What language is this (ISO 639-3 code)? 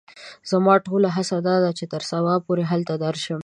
pus